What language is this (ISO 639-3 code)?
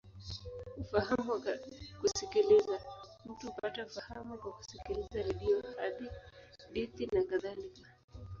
swa